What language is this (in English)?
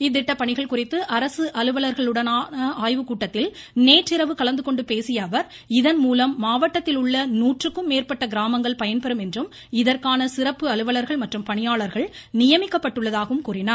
Tamil